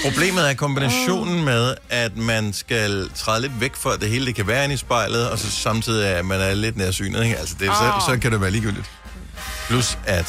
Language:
Danish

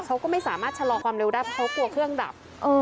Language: Thai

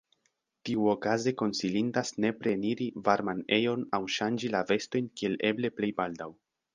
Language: Esperanto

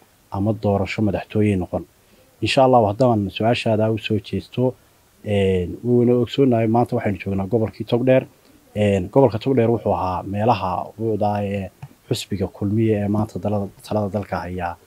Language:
Arabic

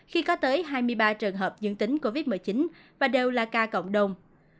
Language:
Vietnamese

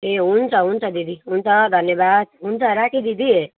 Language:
Nepali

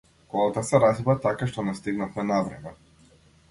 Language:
Macedonian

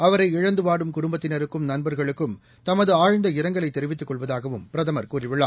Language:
Tamil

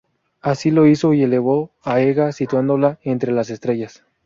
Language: Spanish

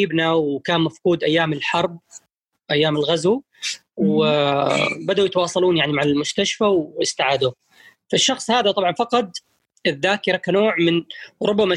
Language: Arabic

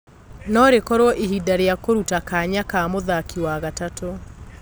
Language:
Kikuyu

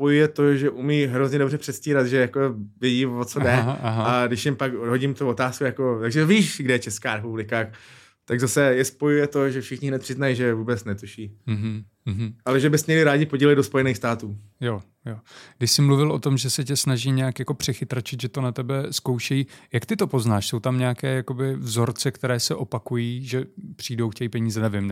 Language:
Czech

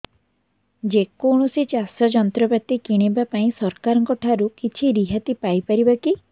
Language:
Odia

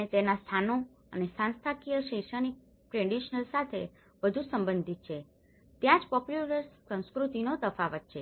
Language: Gujarati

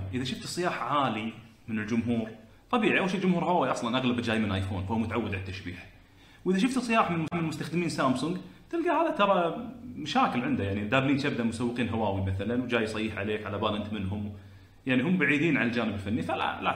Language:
Arabic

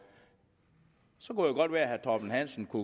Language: Danish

